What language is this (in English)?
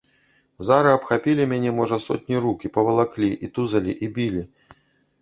Belarusian